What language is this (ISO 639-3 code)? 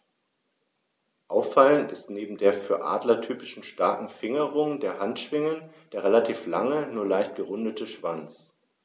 deu